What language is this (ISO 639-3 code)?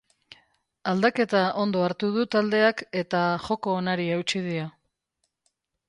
eus